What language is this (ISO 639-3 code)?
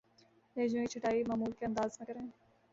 urd